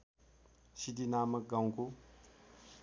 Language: Nepali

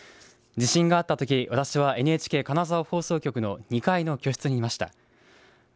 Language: Japanese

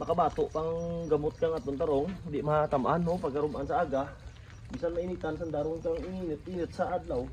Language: Filipino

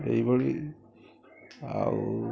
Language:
Odia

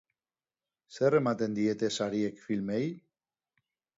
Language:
Basque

